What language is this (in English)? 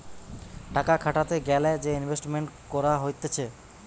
Bangla